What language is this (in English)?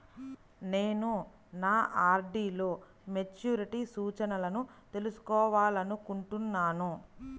Telugu